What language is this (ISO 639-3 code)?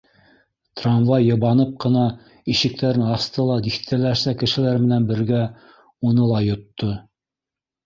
bak